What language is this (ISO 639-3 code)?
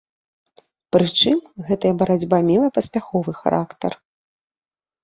bel